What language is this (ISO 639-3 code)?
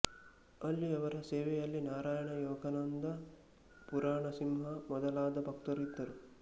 kan